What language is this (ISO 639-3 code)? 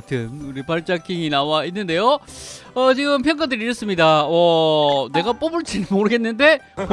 kor